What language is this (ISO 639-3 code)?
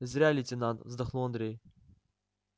rus